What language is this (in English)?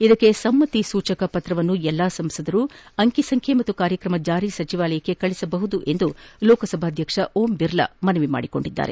Kannada